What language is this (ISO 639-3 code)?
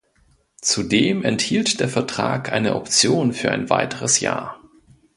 deu